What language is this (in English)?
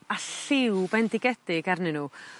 Welsh